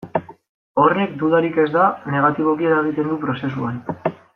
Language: Basque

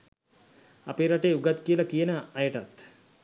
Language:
Sinhala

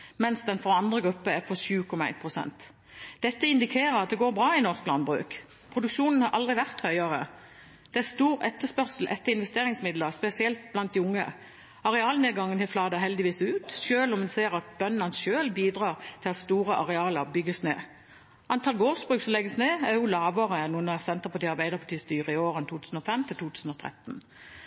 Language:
Norwegian Bokmål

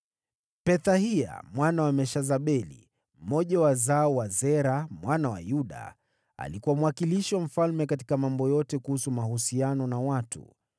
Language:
Swahili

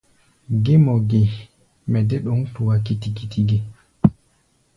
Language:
Gbaya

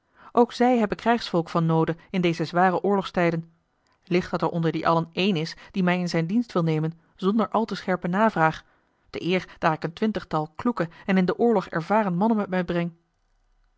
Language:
Dutch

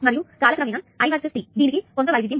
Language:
Telugu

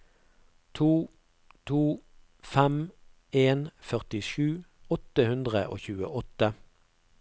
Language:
Norwegian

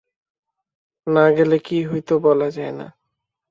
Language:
Bangla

